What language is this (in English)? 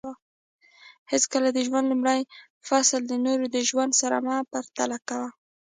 Pashto